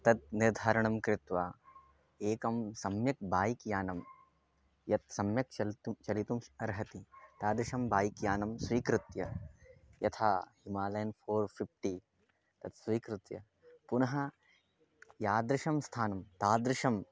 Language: Sanskrit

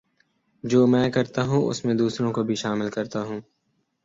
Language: Urdu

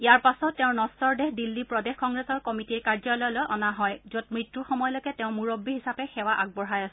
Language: Assamese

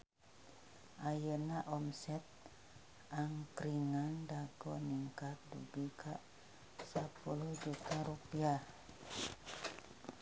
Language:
Sundanese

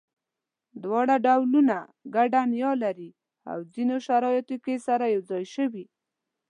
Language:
Pashto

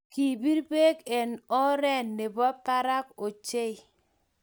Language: Kalenjin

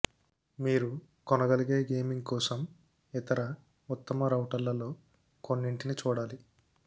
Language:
Telugu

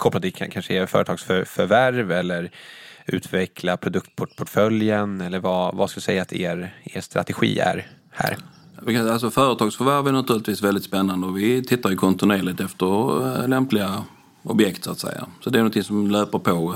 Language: Swedish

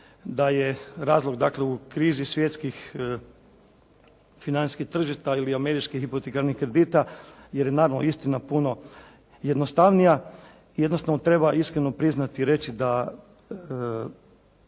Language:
Croatian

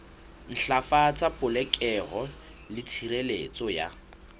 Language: Southern Sotho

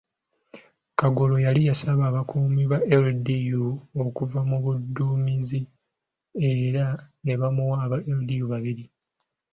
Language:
Ganda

